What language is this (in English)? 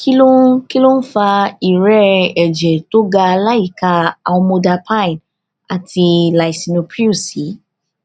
Yoruba